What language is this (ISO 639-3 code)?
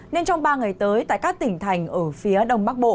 vie